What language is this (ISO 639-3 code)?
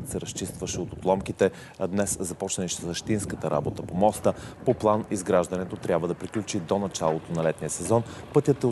bul